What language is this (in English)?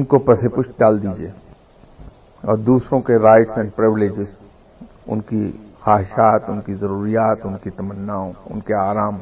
Urdu